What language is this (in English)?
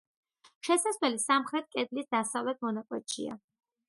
Georgian